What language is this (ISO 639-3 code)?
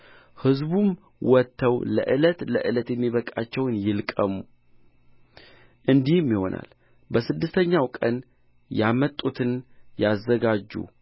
amh